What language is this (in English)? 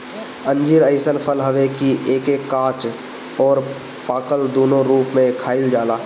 Bhojpuri